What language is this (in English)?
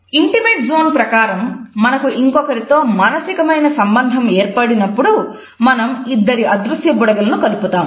Telugu